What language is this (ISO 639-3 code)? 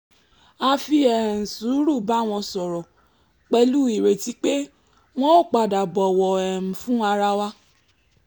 yor